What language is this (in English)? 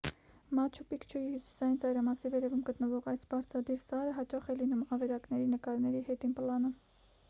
Armenian